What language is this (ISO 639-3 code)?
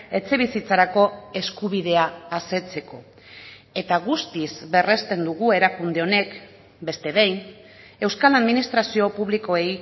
eus